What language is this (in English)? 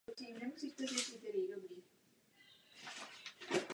Czech